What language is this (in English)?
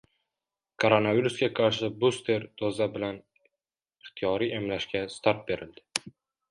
Uzbek